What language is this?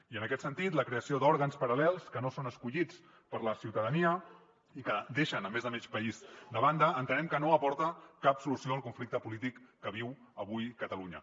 Catalan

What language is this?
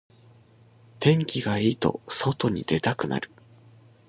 Japanese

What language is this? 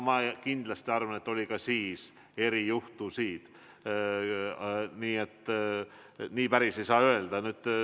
Estonian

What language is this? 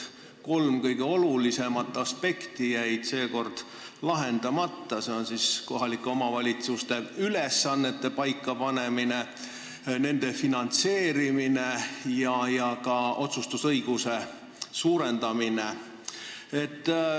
Estonian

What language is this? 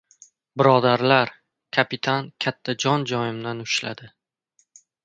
Uzbek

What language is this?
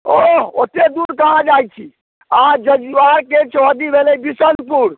Maithili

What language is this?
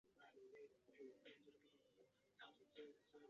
Chinese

